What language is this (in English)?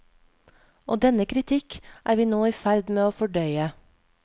Norwegian